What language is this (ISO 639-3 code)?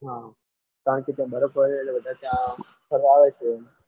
guj